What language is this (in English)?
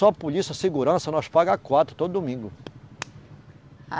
Portuguese